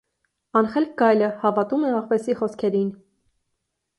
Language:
Armenian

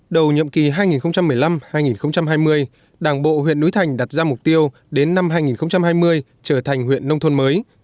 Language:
Vietnamese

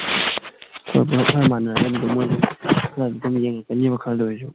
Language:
Manipuri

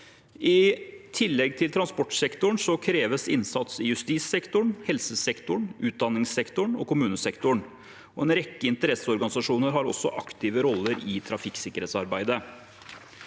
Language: Norwegian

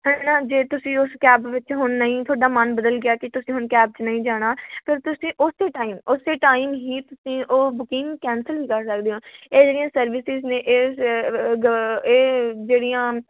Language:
Punjabi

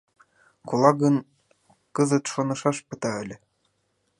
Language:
Mari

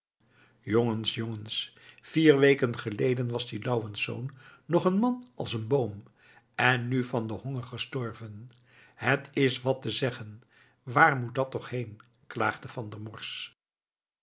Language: Dutch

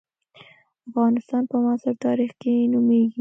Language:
Pashto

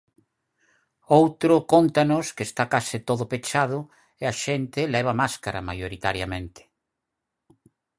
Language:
Galician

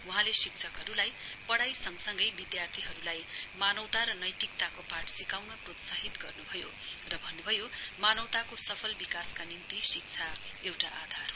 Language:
Nepali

